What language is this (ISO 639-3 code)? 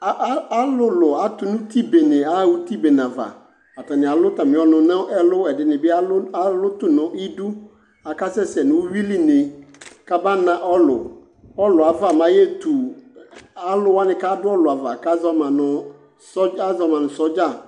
kpo